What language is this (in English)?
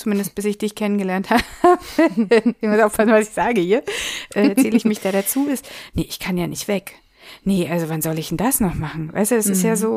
German